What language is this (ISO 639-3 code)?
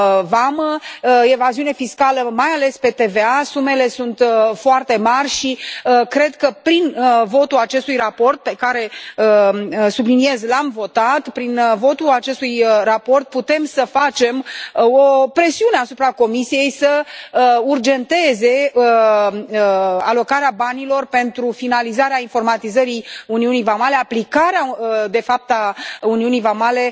ron